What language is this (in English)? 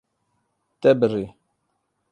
Kurdish